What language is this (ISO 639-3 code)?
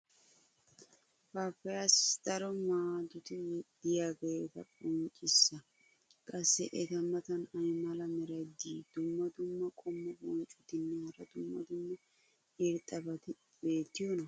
wal